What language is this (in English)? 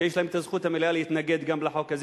Hebrew